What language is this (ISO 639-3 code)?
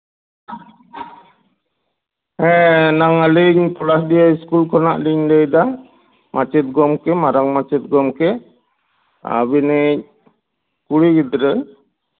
sat